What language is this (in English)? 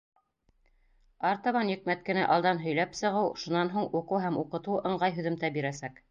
Bashkir